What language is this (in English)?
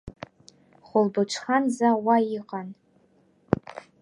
Abkhazian